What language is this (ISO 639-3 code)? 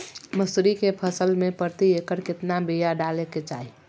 mag